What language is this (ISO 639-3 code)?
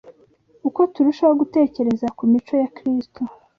kin